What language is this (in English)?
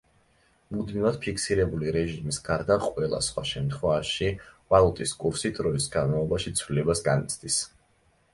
Georgian